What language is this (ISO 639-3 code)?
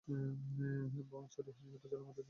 ben